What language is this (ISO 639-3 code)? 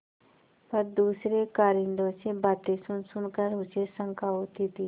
hin